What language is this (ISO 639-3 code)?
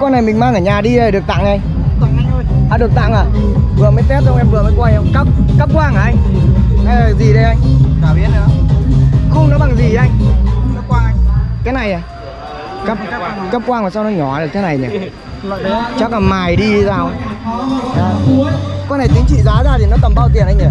vie